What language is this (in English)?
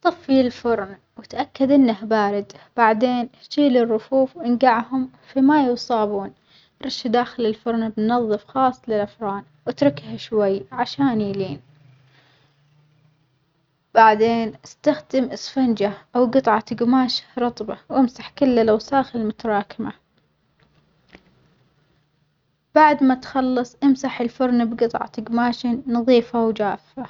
Omani Arabic